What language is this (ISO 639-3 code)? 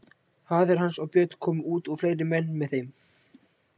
isl